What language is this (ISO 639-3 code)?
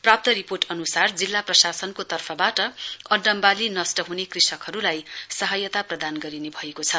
nep